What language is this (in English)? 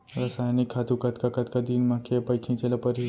Chhattisgarhi